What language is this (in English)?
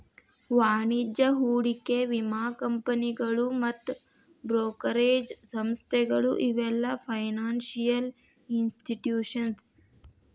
Kannada